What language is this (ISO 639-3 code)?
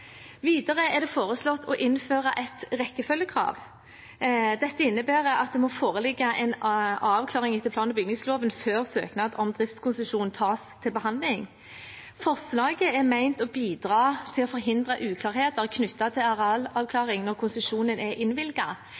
nob